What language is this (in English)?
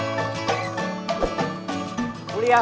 Indonesian